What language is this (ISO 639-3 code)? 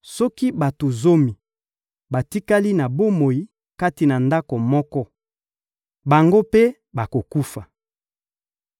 lin